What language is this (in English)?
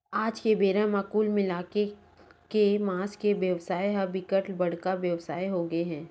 Chhattisgarhi